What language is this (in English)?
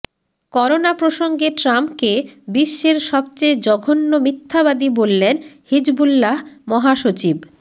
Bangla